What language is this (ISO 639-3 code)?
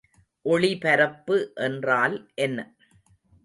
tam